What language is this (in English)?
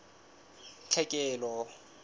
Southern Sotho